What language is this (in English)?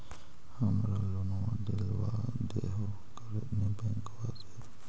Magahi